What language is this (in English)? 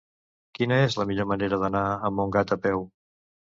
Catalan